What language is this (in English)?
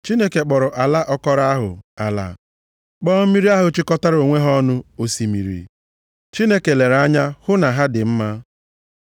Igbo